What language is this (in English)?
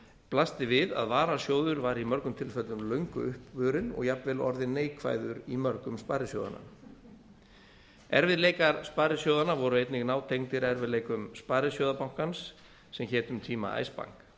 Icelandic